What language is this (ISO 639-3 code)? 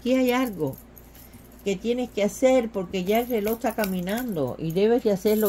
spa